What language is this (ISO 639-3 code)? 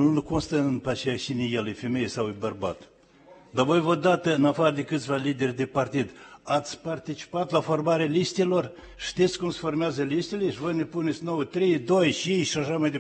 ron